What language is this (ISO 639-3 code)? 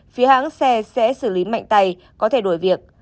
vie